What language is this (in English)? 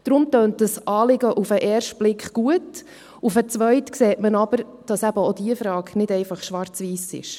Swiss German